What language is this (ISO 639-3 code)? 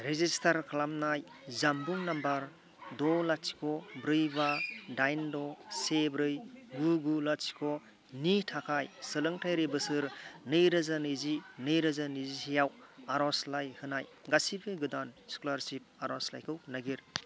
brx